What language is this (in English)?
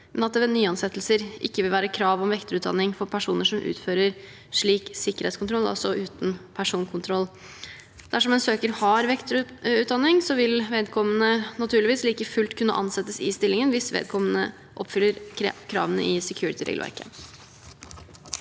Norwegian